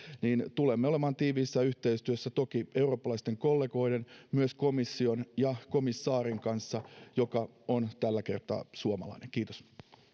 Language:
Finnish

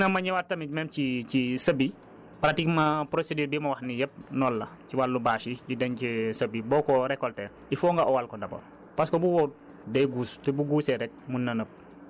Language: Wolof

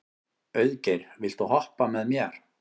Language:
Icelandic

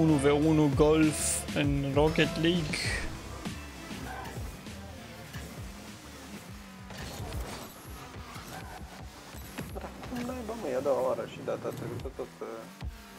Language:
Romanian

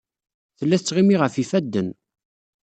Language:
Kabyle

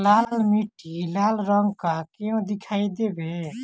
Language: Bhojpuri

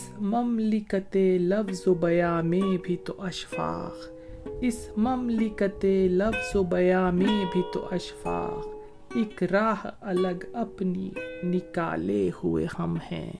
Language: Urdu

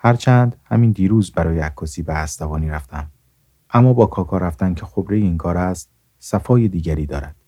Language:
Persian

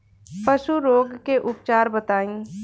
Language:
Bhojpuri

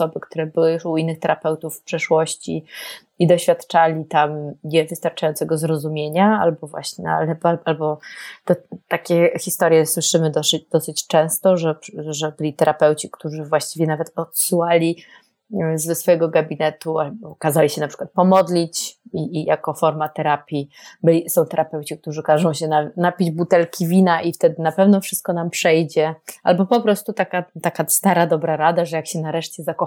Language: Polish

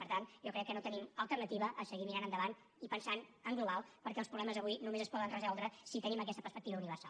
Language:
Catalan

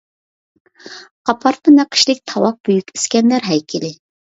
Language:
Uyghur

